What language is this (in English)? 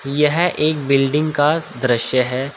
Hindi